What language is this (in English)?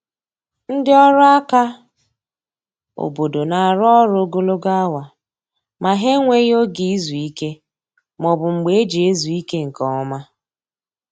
Igbo